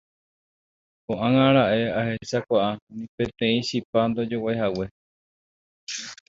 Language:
Guarani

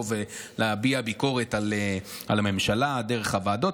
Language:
Hebrew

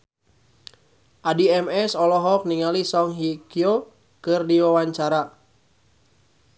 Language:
Sundanese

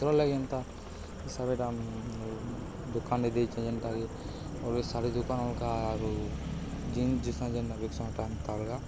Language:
Odia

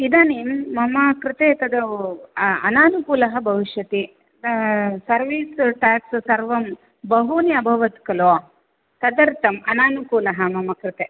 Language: Sanskrit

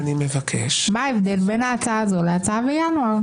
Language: Hebrew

